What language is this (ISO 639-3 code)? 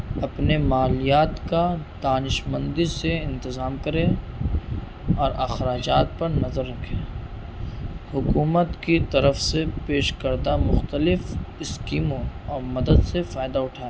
urd